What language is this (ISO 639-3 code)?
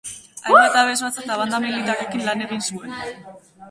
eus